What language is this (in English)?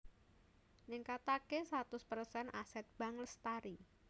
Javanese